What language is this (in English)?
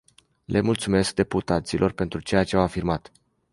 Romanian